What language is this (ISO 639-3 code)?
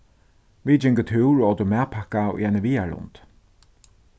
fao